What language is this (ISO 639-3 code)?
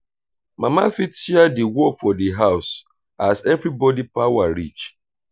pcm